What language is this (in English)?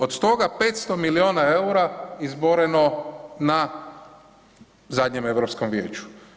Croatian